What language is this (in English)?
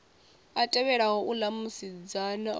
Venda